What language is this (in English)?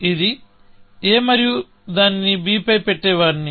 Telugu